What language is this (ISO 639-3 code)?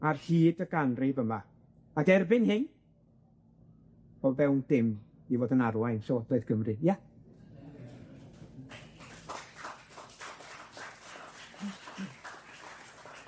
cym